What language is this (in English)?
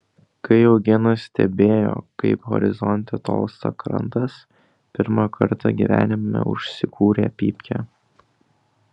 Lithuanian